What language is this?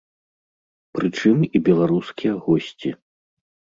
Belarusian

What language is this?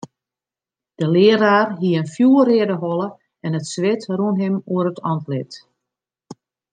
Western Frisian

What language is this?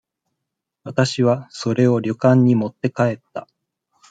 Japanese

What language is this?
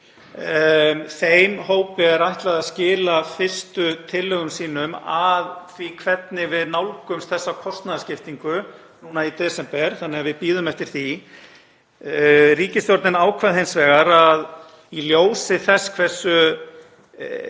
Icelandic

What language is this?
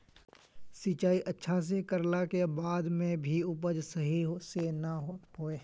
Magahi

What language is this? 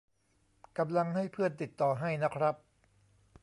Thai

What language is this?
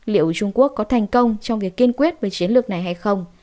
Vietnamese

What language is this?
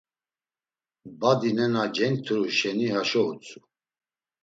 Laz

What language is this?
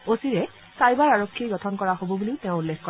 Assamese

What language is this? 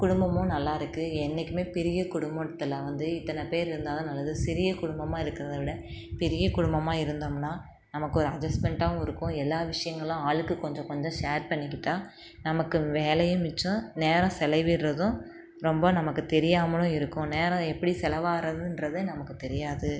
Tamil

